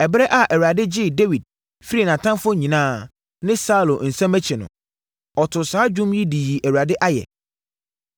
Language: Akan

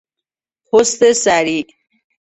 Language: Persian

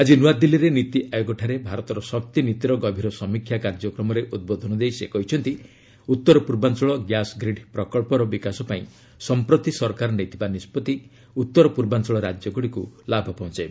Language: Odia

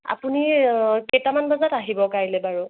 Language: Assamese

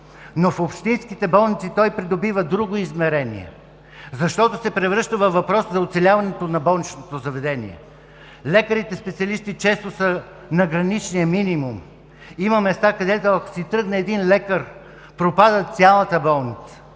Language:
Bulgarian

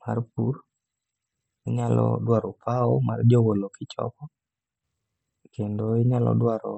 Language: Luo (Kenya and Tanzania)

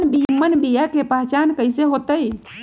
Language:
Magahi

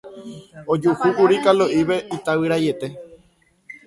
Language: Guarani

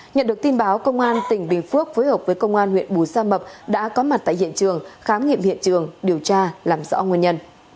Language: Vietnamese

